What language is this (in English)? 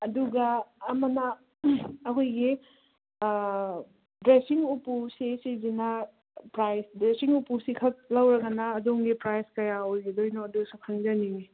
Manipuri